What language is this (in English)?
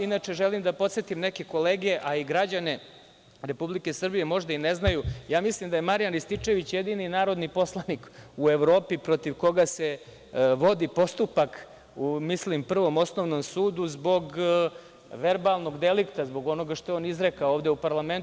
Serbian